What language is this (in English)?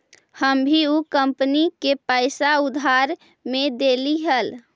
Magahi